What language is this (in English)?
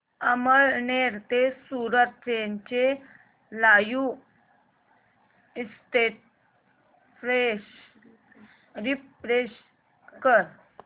Marathi